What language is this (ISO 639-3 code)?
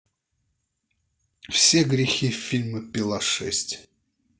rus